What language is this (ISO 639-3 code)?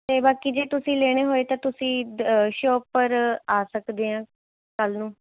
pan